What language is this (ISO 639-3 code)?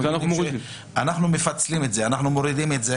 heb